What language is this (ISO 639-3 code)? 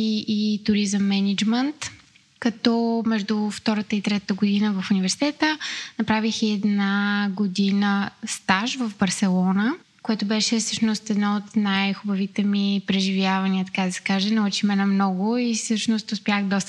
bul